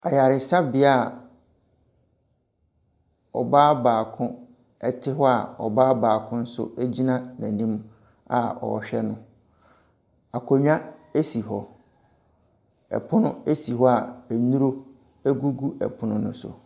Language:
Akan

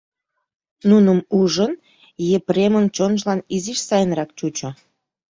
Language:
Mari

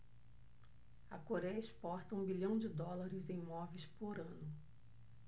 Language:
Portuguese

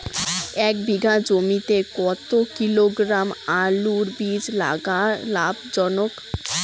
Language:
Bangla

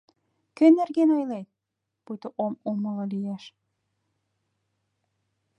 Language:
Mari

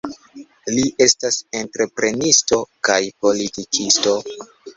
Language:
Esperanto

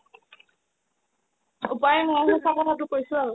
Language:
Assamese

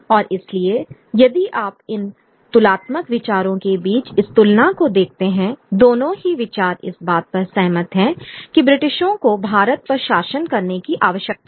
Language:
Hindi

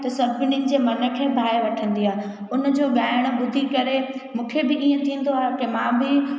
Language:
Sindhi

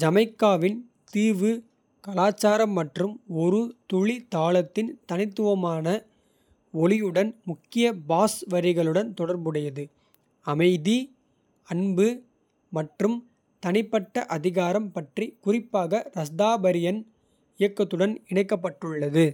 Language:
Kota (India)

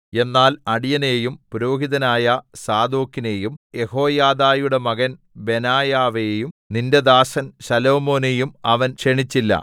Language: Malayalam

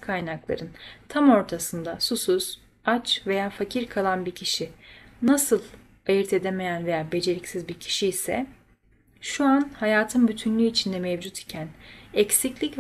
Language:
Turkish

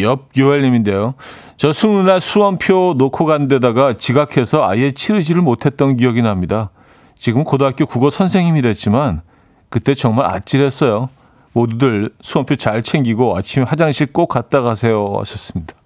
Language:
Korean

